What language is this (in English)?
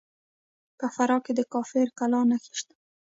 Pashto